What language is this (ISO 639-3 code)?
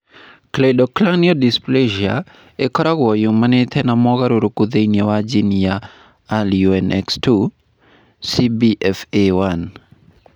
kik